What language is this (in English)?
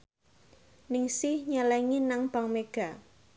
Javanese